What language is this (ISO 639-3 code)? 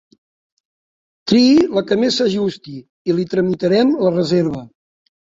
cat